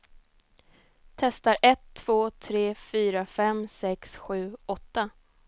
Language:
Swedish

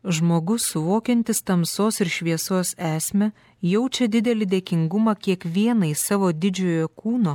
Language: Lithuanian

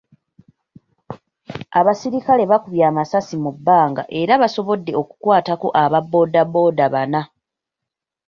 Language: Ganda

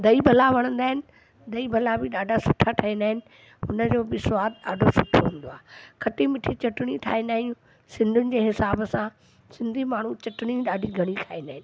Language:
Sindhi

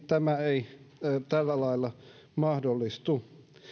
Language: Finnish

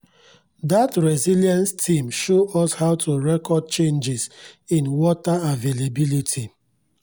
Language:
Nigerian Pidgin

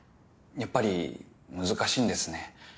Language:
Japanese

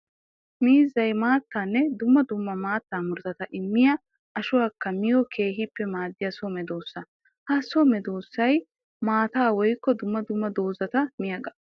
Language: Wolaytta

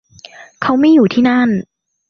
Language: Thai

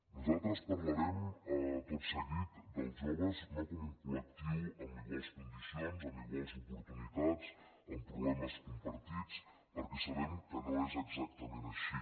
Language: Catalan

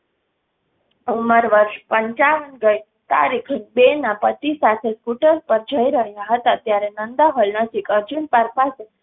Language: Gujarati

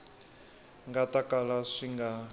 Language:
Tsonga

